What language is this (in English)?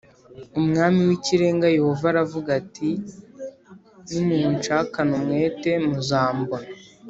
Kinyarwanda